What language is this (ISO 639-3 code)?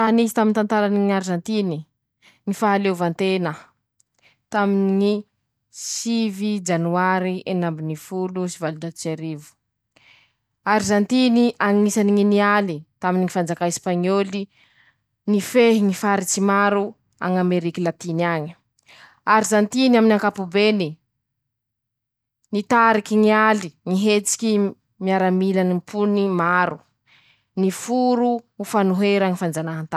msh